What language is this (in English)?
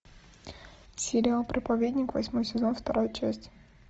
Russian